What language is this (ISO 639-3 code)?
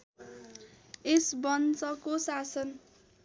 nep